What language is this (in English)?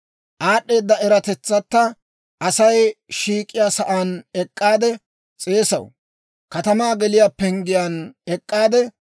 Dawro